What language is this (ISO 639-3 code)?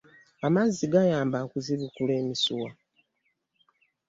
lug